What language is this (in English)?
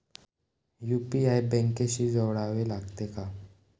Marathi